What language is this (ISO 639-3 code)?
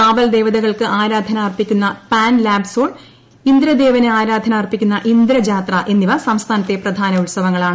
mal